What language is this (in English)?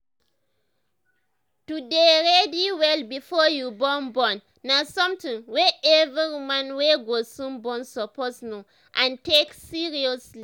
Nigerian Pidgin